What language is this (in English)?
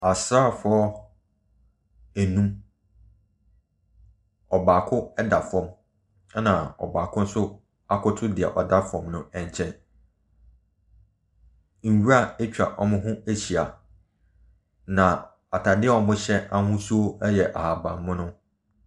Akan